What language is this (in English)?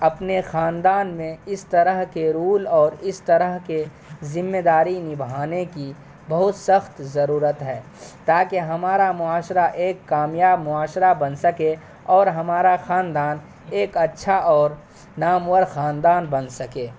Urdu